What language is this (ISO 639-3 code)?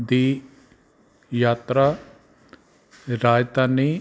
pan